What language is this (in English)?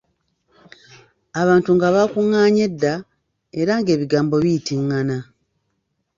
Ganda